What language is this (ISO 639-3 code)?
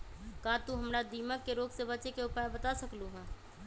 mag